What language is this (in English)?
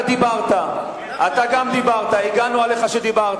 Hebrew